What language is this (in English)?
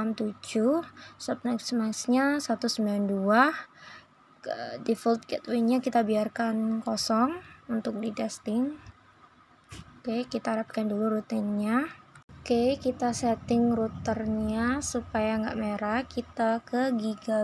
Indonesian